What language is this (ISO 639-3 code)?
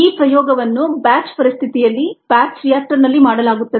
kan